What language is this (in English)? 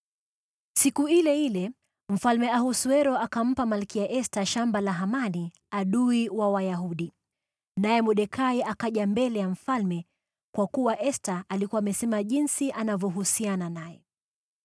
Swahili